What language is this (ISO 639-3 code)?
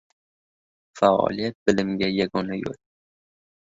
uzb